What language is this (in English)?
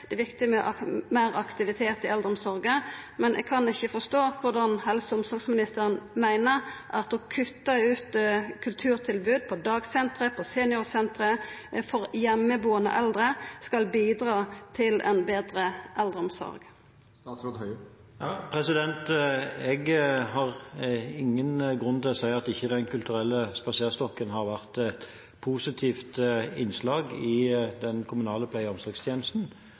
Norwegian